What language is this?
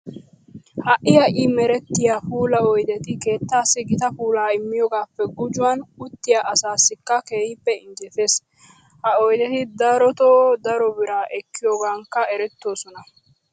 Wolaytta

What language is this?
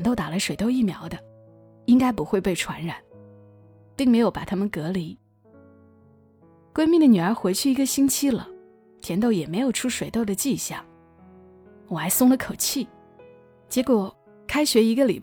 Chinese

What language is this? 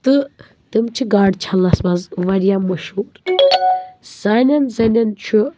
Kashmiri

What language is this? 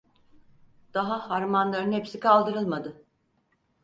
Turkish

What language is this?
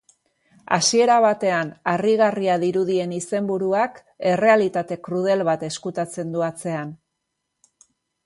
Basque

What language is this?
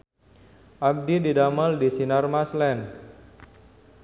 Sundanese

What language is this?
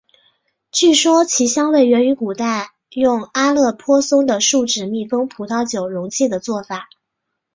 Chinese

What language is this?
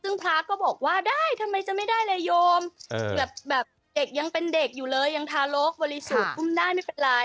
Thai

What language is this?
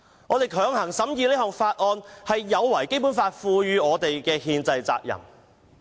Cantonese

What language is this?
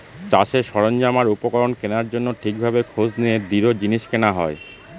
Bangla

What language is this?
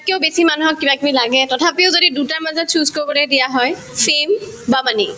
Assamese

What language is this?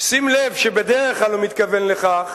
Hebrew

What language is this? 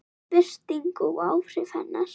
Icelandic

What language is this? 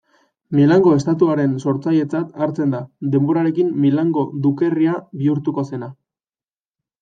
Basque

